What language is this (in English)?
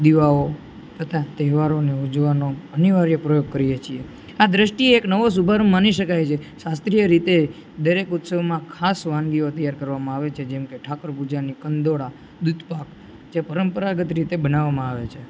Gujarati